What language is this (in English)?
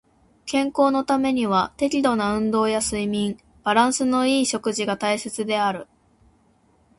Japanese